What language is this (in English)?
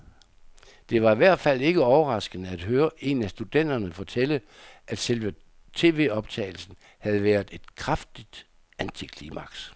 Danish